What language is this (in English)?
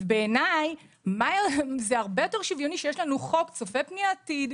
Hebrew